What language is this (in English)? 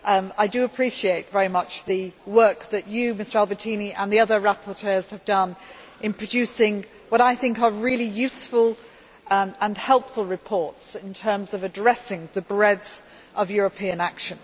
English